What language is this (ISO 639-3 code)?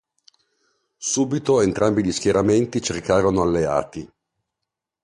ita